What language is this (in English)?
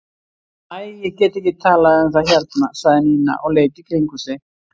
Icelandic